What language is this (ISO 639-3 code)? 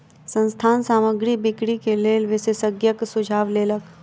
mai